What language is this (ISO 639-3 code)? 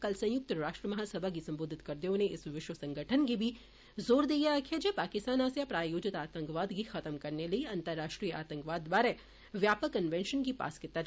doi